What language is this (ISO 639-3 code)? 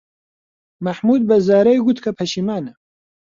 ckb